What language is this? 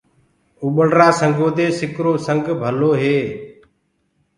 Gurgula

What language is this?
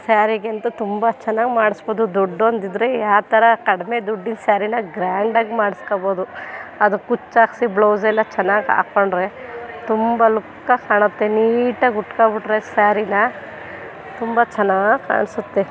Kannada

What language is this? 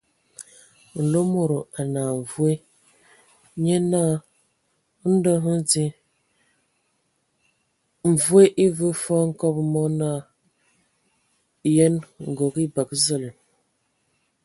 Ewondo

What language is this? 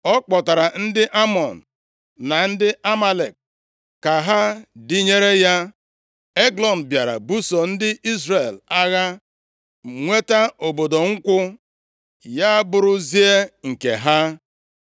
Igbo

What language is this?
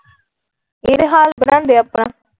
Punjabi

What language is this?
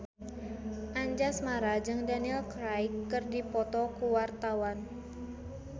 Sundanese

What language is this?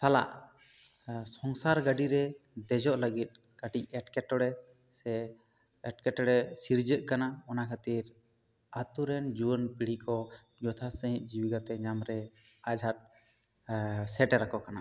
Santali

